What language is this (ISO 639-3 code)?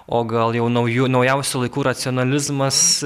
lit